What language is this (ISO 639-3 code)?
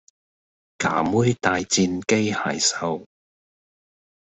yue